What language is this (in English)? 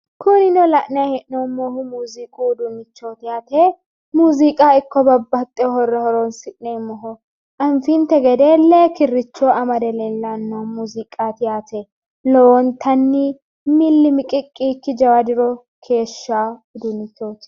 Sidamo